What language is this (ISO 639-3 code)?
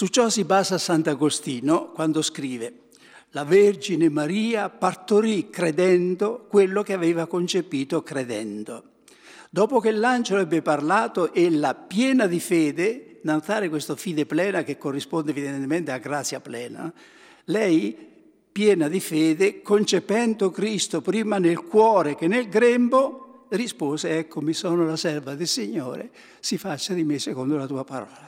ita